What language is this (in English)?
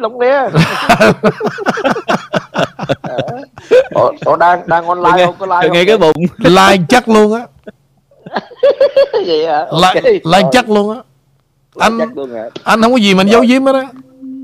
Vietnamese